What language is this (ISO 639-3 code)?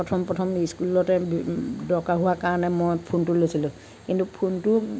asm